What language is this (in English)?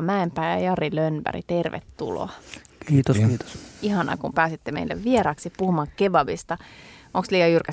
Finnish